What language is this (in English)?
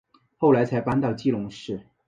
Chinese